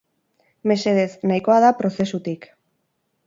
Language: Basque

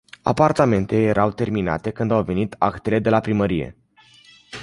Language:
Romanian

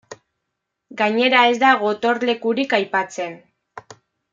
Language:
Basque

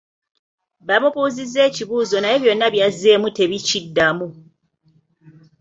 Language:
Ganda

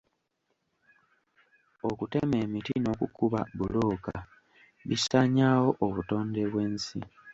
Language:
Ganda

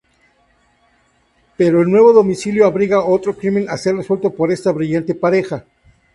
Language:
Spanish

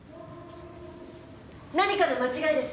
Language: Japanese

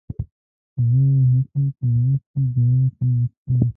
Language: Pashto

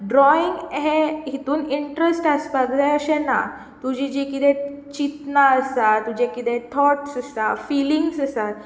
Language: Konkani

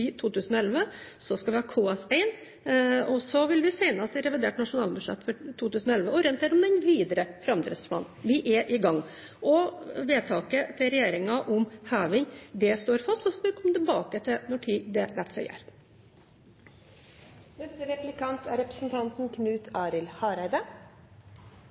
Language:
Norwegian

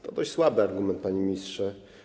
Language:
Polish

